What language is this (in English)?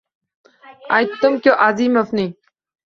Uzbek